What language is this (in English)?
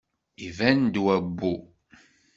Kabyle